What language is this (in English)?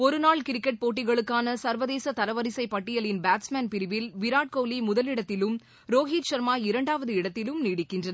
Tamil